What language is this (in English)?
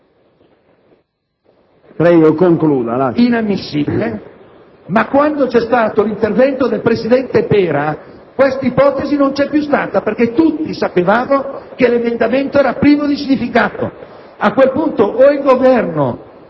Italian